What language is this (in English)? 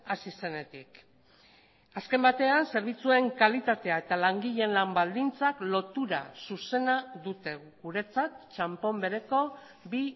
Basque